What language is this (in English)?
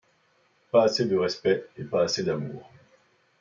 French